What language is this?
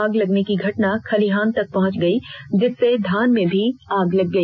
Hindi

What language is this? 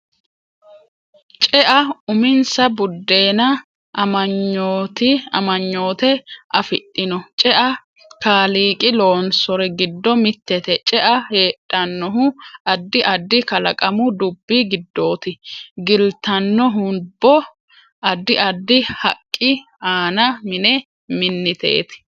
Sidamo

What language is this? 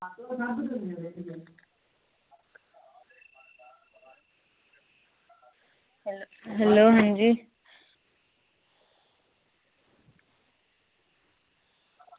Dogri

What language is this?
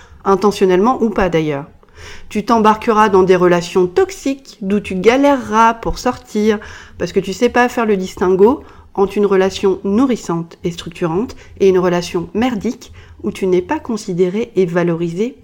French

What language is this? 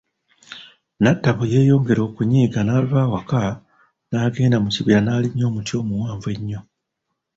Ganda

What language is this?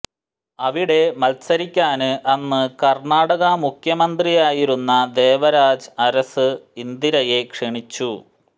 Malayalam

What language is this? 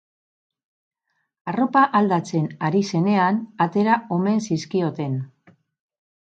Basque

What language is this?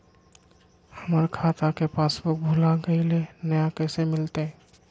Magahi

